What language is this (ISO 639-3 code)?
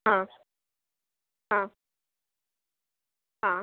san